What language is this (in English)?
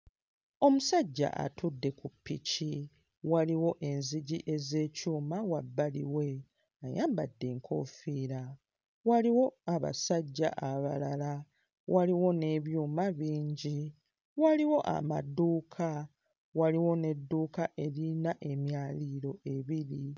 Ganda